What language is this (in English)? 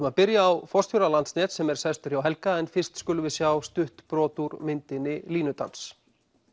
Icelandic